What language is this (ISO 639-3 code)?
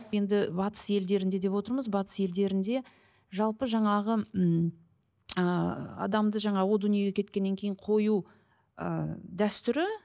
kaz